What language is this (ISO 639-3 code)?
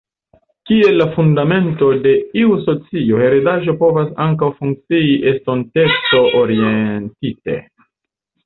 epo